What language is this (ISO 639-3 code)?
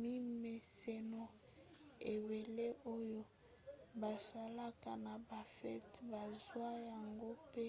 lin